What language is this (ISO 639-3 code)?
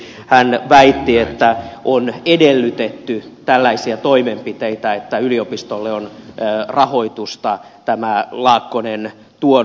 fin